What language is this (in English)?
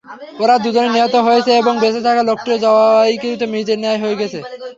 Bangla